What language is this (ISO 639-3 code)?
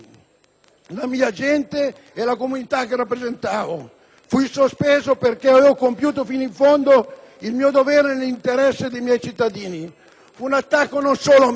ita